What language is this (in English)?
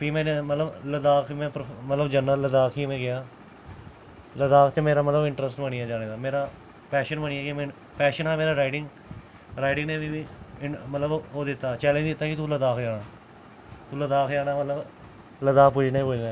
Dogri